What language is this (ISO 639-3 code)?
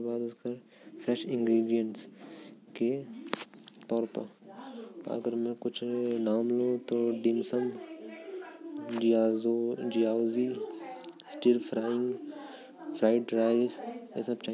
kfp